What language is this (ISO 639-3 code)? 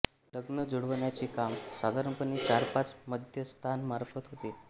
mar